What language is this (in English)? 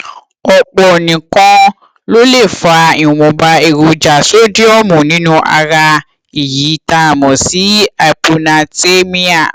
Yoruba